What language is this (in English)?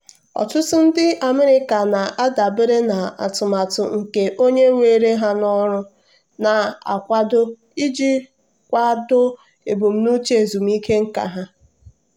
Igbo